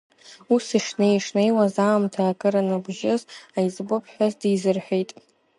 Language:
Abkhazian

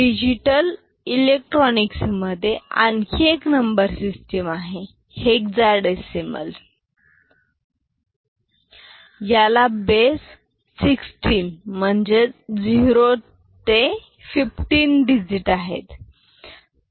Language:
Marathi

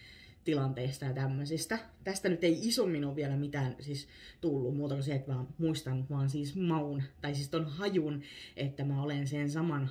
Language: Finnish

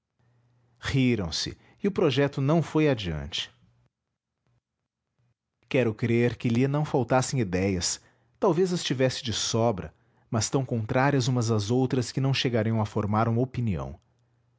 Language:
Portuguese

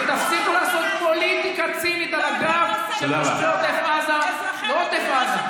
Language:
Hebrew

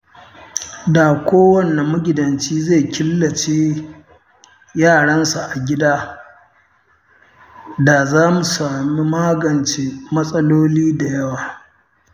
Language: Hausa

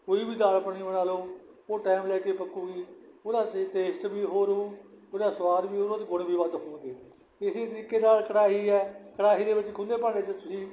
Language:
Punjabi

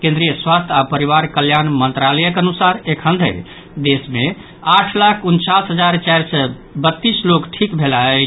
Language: Maithili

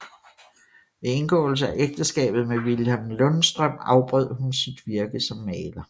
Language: Danish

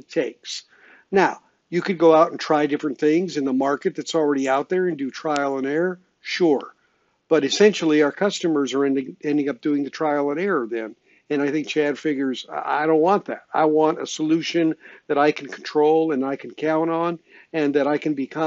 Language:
English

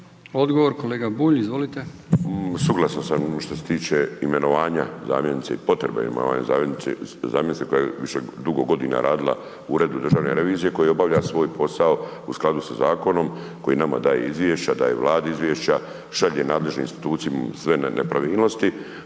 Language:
Croatian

